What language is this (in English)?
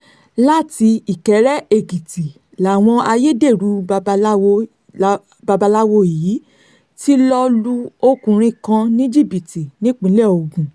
Yoruba